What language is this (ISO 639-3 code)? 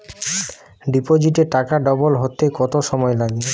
ben